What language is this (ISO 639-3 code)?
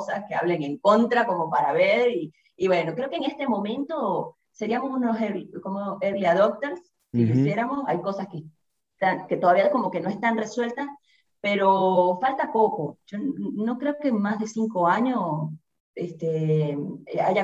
spa